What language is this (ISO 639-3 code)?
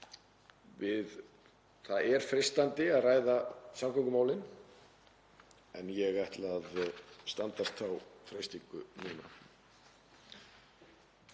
isl